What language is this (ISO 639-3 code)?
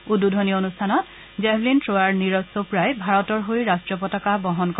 asm